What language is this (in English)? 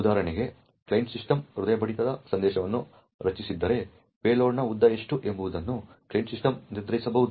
Kannada